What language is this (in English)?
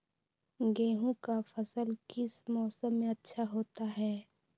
Magahi